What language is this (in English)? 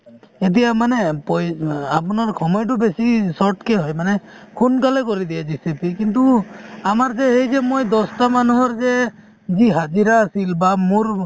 Assamese